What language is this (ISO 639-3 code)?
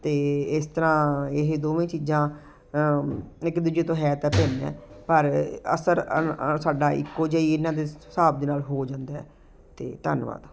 pan